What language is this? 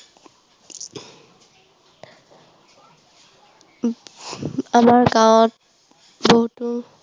Assamese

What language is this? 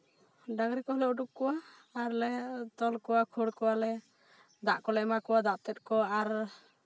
Santali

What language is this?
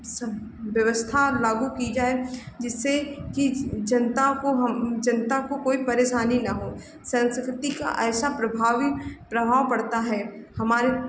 Hindi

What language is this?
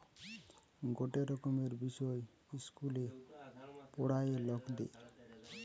Bangla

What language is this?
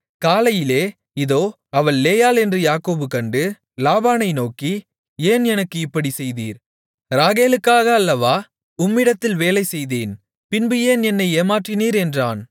Tamil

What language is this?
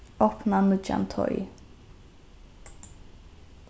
Faroese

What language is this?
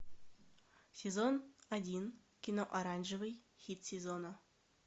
Russian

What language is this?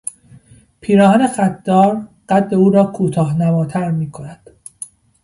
Persian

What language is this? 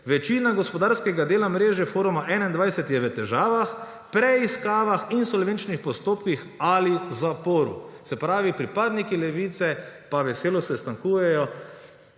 Slovenian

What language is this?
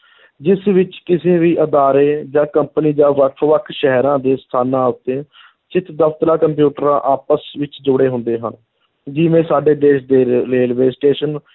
Punjabi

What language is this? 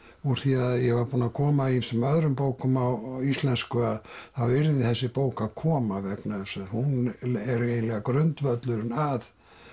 Icelandic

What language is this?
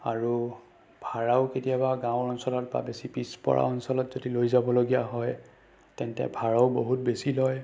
Assamese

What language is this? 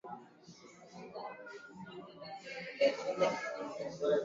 Swahili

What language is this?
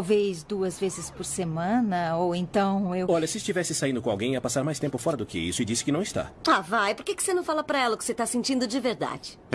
Portuguese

